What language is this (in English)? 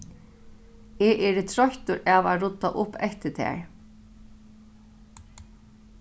Faroese